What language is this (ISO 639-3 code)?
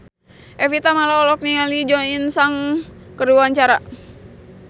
sun